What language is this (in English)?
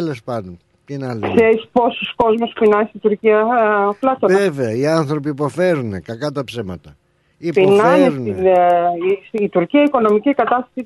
Greek